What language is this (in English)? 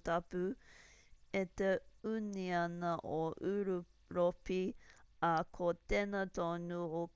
Māori